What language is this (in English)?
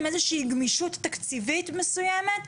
Hebrew